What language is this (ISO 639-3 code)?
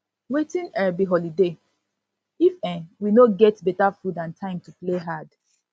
pcm